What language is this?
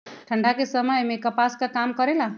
Magahi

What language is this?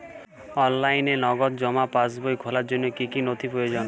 Bangla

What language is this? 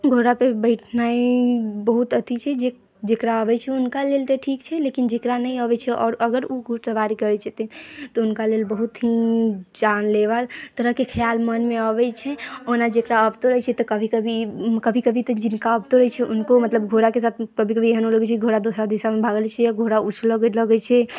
Maithili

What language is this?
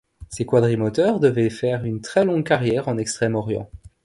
French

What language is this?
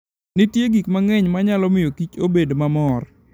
Luo (Kenya and Tanzania)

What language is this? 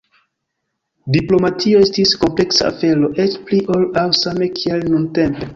Esperanto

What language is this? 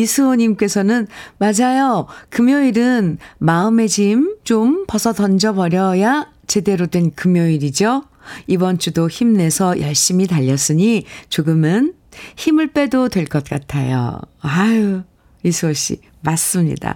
Korean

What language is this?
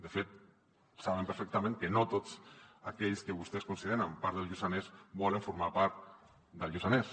Catalan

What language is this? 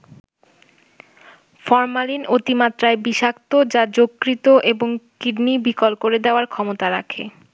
Bangla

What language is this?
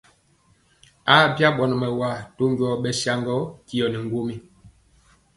Mpiemo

